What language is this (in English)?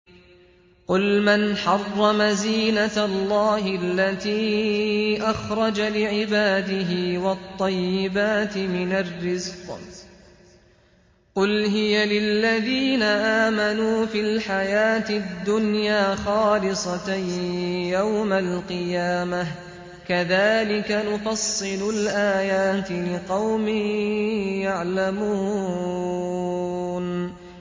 Arabic